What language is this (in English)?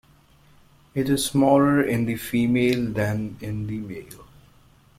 English